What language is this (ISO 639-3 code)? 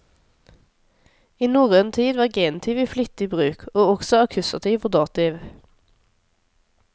nor